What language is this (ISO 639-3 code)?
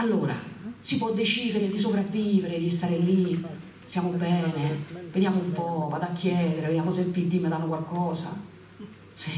ita